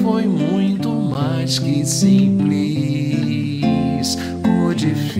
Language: Portuguese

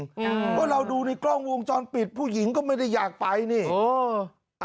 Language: Thai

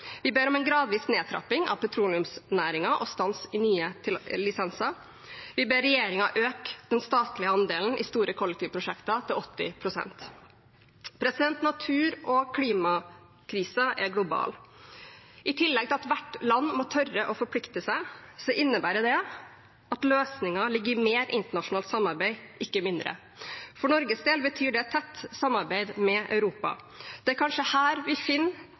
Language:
Norwegian Bokmål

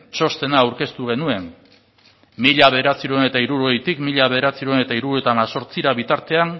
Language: Basque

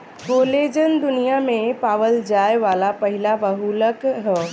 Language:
Bhojpuri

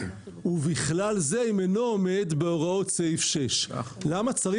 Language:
Hebrew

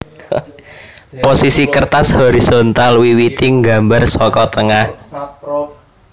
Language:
Javanese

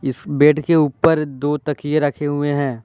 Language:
Hindi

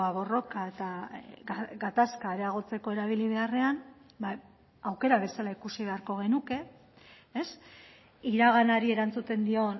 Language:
Basque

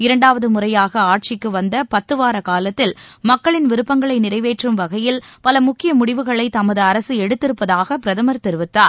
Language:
Tamil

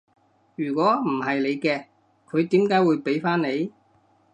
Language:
Cantonese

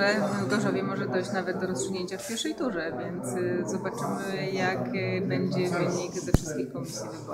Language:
Polish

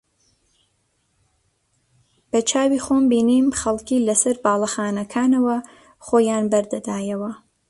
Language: Central Kurdish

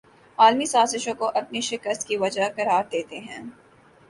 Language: Urdu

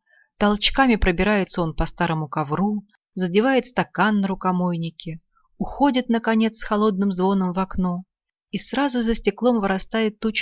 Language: Russian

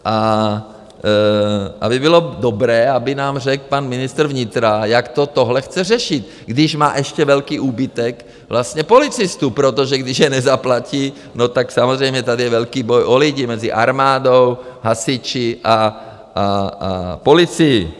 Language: Czech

